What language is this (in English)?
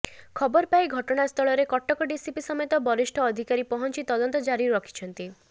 Odia